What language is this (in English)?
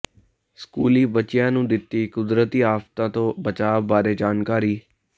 Punjabi